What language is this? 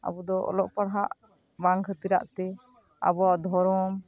Santali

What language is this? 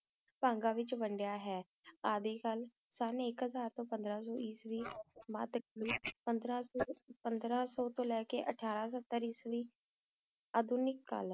Punjabi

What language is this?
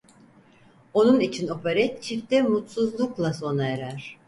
Turkish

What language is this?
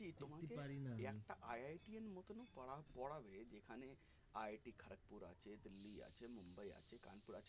Bangla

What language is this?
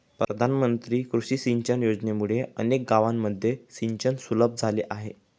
Marathi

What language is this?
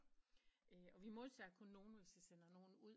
Danish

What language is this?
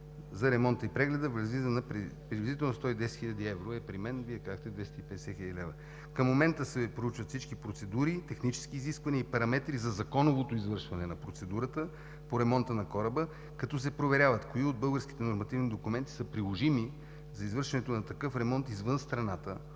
Bulgarian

